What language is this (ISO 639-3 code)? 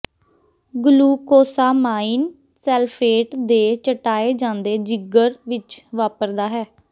pan